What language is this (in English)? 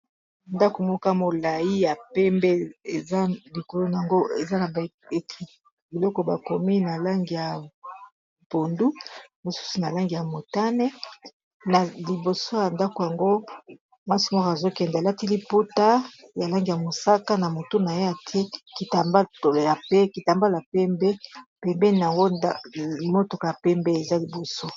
Lingala